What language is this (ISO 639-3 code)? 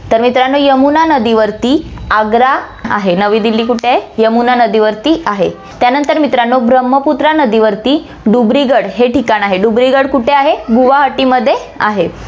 mar